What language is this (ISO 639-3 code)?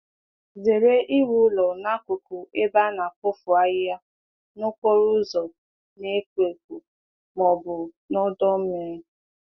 ibo